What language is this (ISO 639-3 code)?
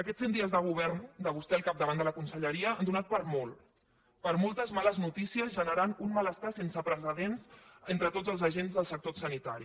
cat